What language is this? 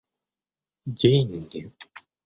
Russian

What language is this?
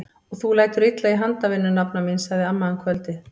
Icelandic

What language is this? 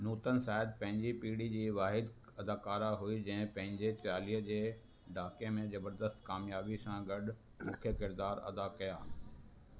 Sindhi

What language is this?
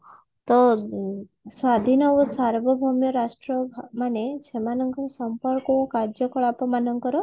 Odia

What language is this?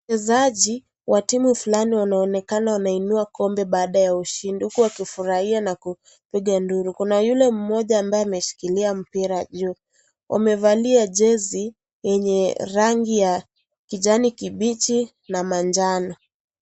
Swahili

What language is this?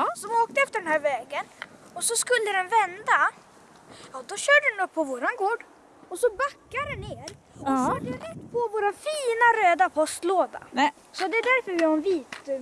Swedish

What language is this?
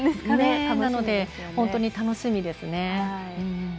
Japanese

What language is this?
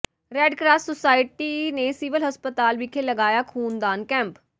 Punjabi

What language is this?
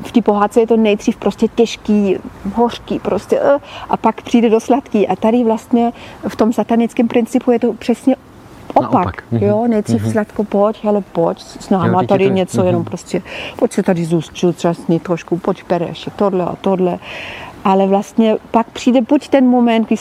Czech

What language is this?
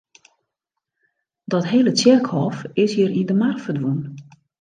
Western Frisian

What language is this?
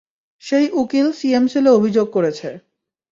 Bangla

